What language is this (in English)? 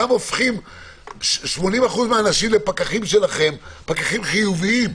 Hebrew